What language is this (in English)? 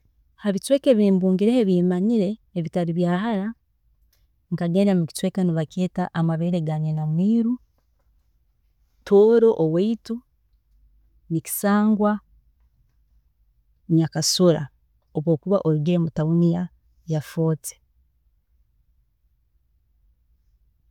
Tooro